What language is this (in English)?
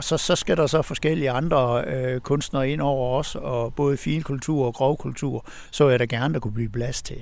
Danish